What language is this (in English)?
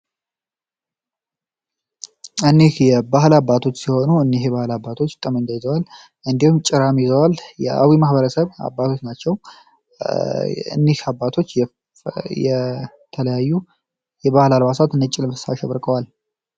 Amharic